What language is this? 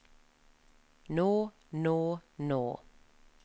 Norwegian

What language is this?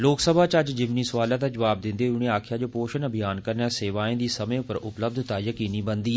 Dogri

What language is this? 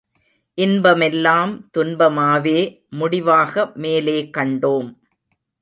Tamil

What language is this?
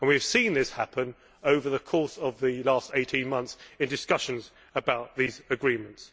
English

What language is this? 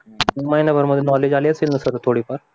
Marathi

